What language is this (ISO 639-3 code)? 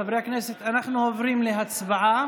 heb